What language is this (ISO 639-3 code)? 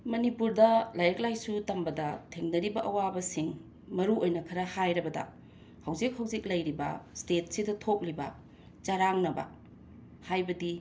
mni